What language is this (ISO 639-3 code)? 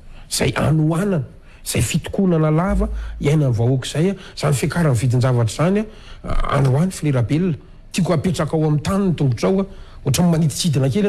ind